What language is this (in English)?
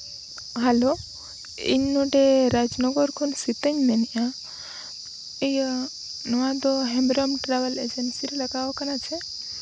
Santali